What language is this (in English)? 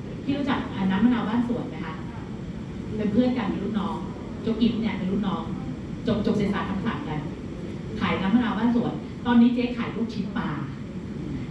Thai